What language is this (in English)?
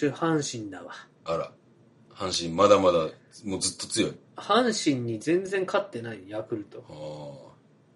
Japanese